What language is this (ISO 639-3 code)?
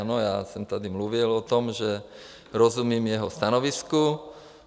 ces